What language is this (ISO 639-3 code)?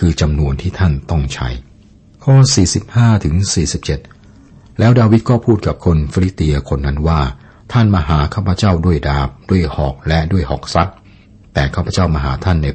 tha